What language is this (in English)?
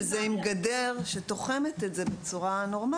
Hebrew